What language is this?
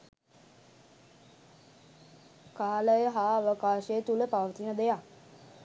Sinhala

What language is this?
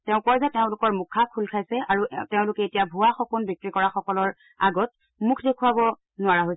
Assamese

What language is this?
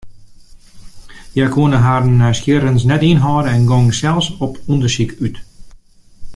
Western Frisian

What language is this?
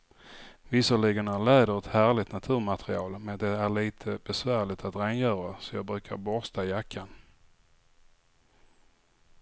Swedish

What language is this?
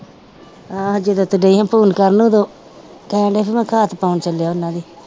Punjabi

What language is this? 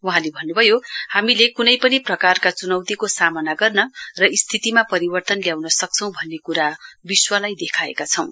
Nepali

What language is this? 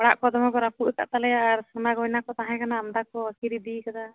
Santali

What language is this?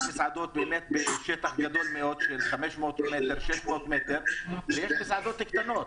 Hebrew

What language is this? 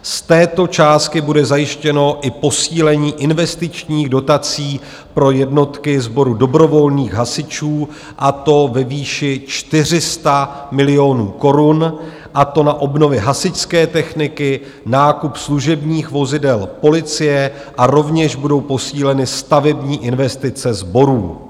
Czech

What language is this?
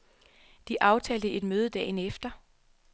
Danish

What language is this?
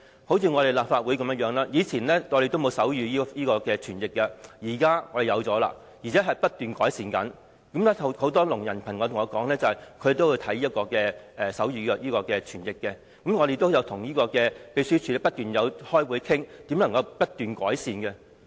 Cantonese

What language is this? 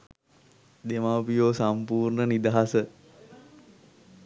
Sinhala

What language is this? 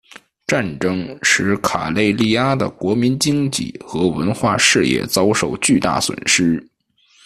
Chinese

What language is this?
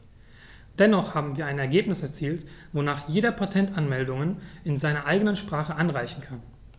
German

